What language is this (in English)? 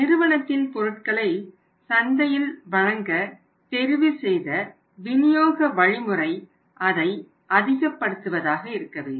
Tamil